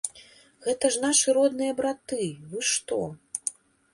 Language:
Belarusian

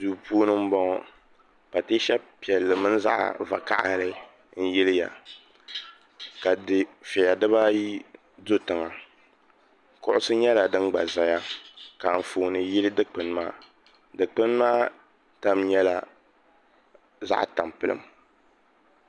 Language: Dagbani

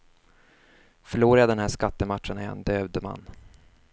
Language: Swedish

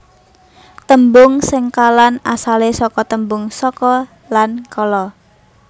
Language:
Javanese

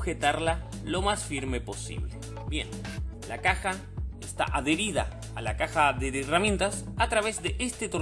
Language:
Spanish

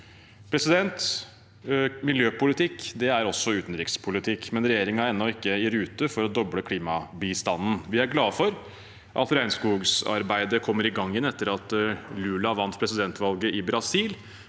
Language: Norwegian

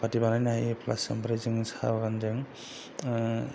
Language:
Bodo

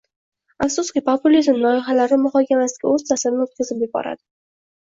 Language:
Uzbek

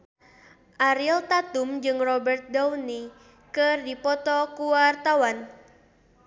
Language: Sundanese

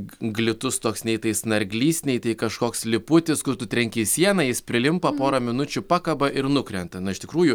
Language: Lithuanian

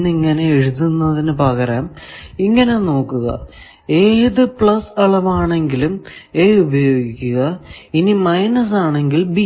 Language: Malayalam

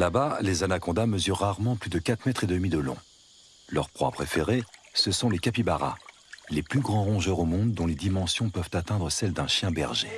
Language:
French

